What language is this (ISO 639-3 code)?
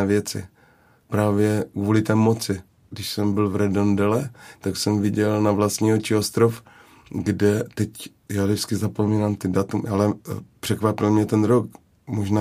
ces